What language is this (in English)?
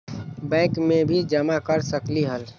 Magahi